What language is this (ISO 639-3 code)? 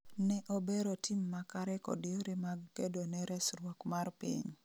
luo